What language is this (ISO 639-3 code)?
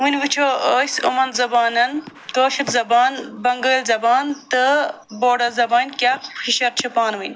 kas